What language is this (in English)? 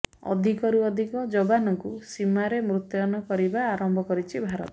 Odia